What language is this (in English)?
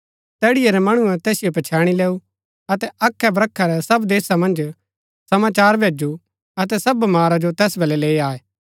Gaddi